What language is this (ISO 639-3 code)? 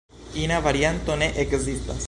epo